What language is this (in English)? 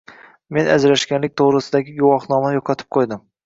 Uzbek